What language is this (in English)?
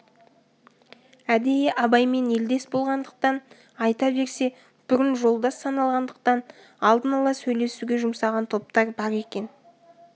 Kazakh